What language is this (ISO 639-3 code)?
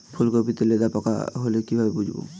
ben